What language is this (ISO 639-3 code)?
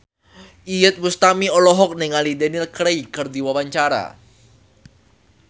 sun